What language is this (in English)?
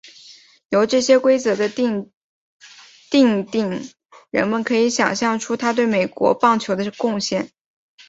Chinese